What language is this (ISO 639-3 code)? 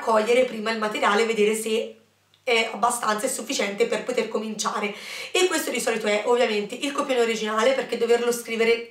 ita